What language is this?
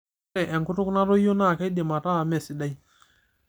Masai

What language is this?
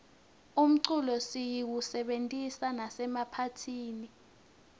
Swati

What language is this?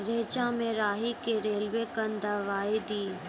Maithili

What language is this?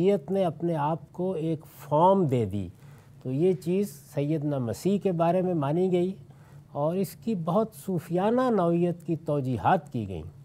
Urdu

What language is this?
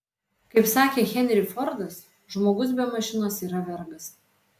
Lithuanian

